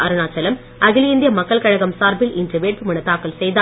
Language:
Tamil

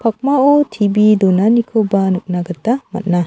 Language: Garo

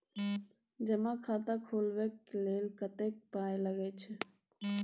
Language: Maithili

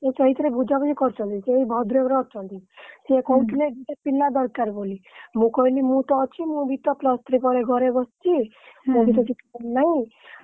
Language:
Odia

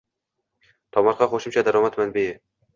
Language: Uzbek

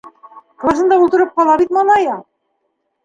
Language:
Bashkir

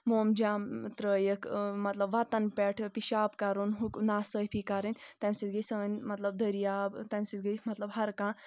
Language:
Kashmiri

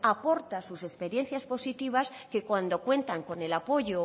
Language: Spanish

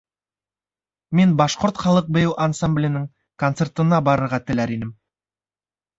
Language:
Bashkir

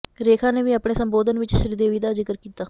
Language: Punjabi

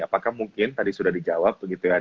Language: Indonesian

